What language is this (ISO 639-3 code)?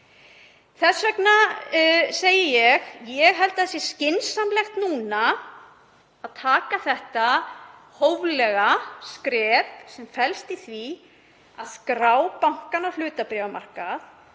isl